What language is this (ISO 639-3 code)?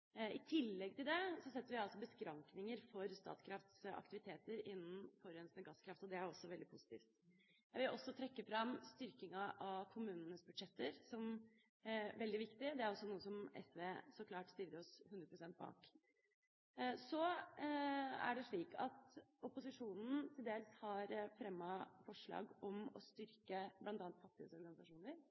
nob